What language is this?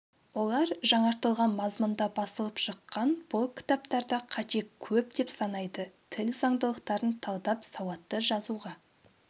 Kazakh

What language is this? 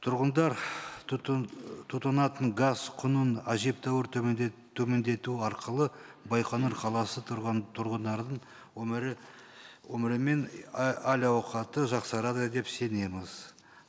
Kazakh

